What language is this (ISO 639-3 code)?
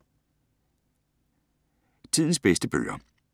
dan